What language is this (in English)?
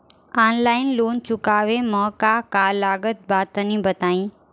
Bhojpuri